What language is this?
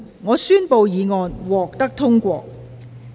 Cantonese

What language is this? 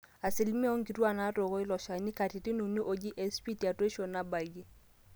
Masai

